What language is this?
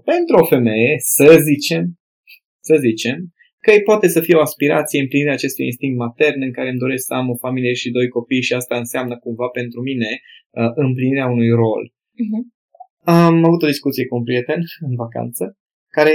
Romanian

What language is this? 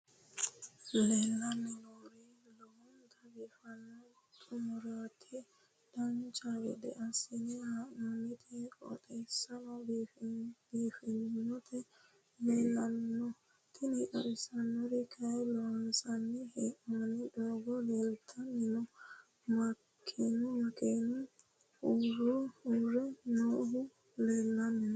Sidamo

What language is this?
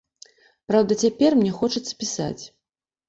Belarusian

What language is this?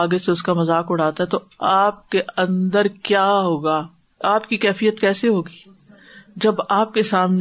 Urdu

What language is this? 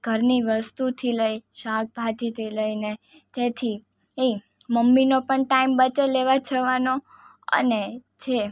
Gujarati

